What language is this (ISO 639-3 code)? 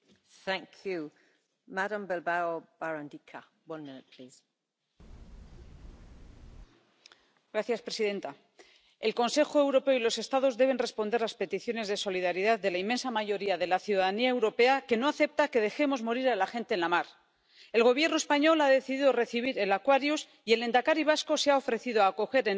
spa